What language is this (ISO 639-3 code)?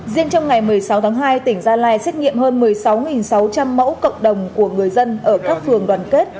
vie